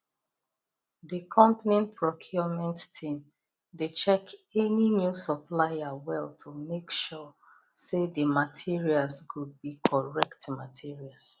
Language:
Nigerian Pidgin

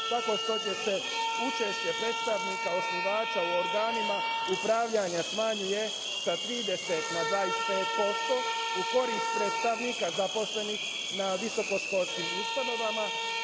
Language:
Serbian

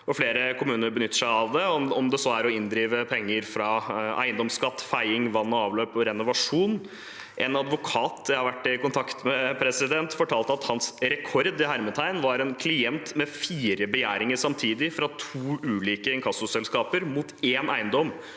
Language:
Norwegian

